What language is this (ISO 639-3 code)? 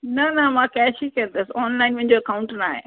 snd